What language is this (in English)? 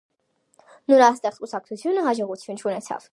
Armenian